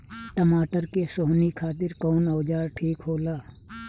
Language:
Bhojpuri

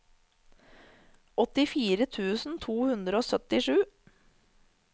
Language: Norwegian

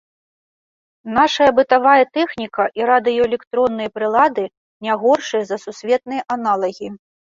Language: Belarusian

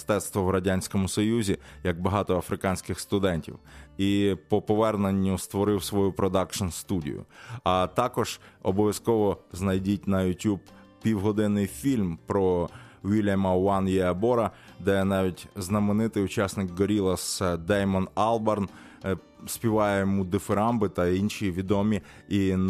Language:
Ukrainian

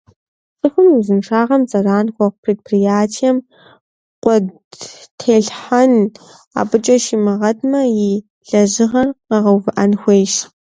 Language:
Kabardian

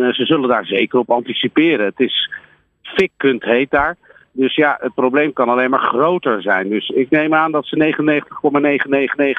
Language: Dutch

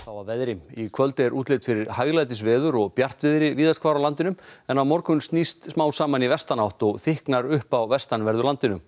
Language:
Icelandic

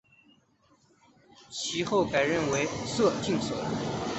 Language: Chinese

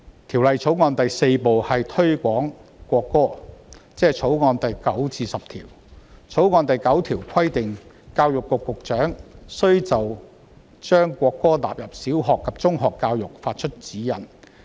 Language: Cantonese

